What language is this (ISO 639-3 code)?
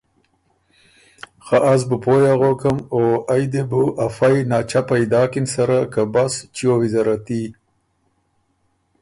oru